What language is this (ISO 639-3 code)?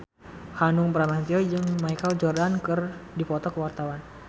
sun